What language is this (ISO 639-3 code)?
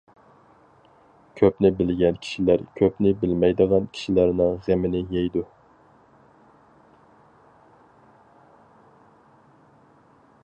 uig